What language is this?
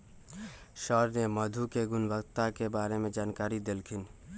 Magahi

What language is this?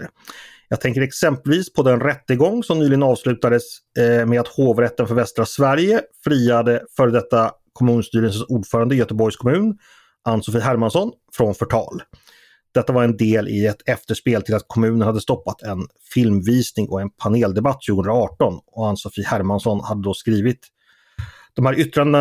Swedish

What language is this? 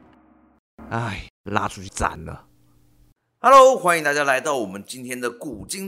Chinese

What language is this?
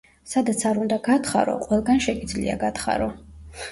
Georgian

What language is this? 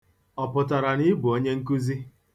Igbo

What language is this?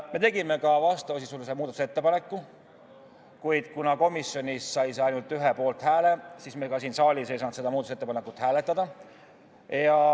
Estonian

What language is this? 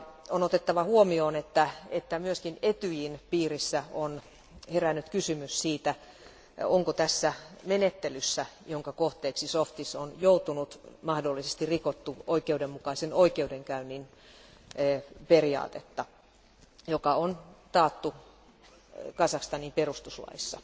Finnish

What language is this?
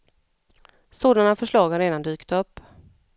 Swedish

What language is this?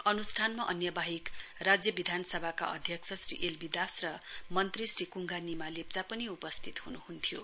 Nepali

